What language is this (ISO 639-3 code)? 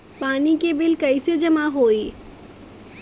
bho